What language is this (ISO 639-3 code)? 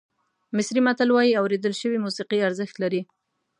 pus